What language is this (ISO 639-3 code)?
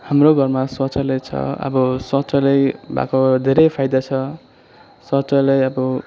nep